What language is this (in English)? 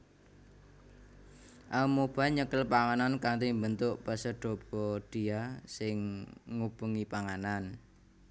Javanese